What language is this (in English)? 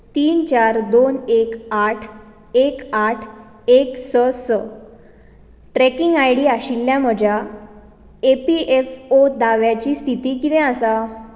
Konkani